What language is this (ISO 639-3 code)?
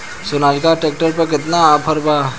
bho